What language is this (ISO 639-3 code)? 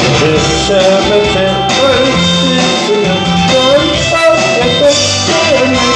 kor